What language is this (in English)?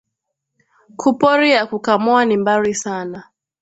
Swahili